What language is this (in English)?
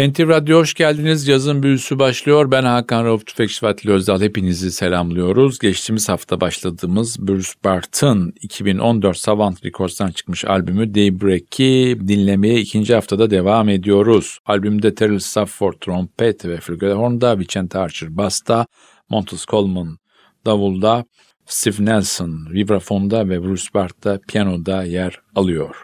Turkish